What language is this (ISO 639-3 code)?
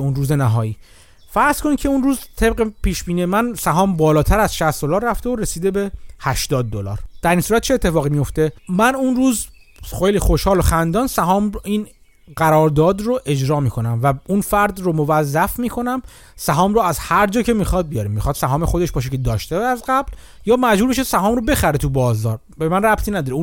fas